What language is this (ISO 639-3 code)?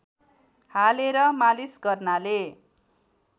nep